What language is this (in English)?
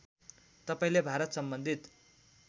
Nepali